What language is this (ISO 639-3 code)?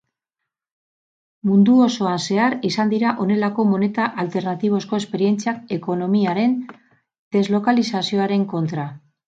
eus